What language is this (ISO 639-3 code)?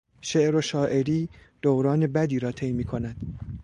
fas